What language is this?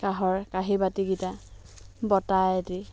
Assamese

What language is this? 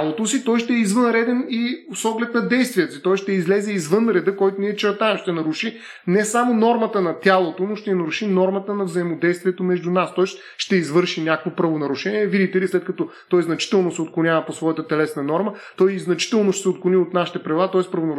Bulgarian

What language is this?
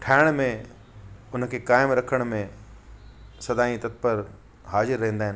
Sindhi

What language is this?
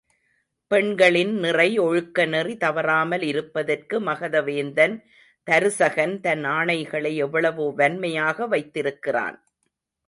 Tamil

